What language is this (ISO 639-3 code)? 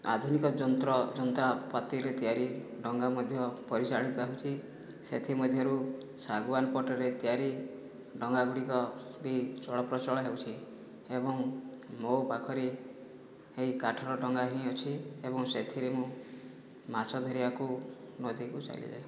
ori